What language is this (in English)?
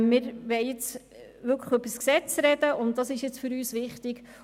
Swiss German